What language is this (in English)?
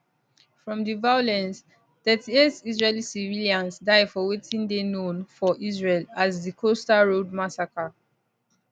Nigerian Pidgin